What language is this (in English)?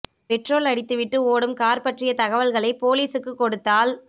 Tamil